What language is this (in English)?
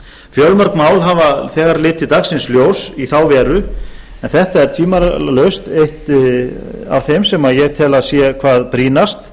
Icelandic